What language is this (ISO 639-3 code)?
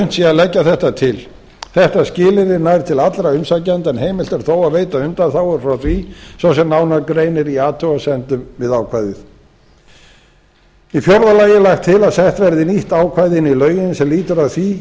isl